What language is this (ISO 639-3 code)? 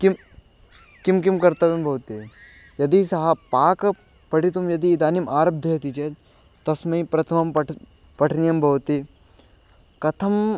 san